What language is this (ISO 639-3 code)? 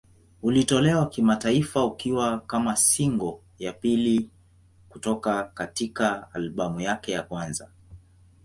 swa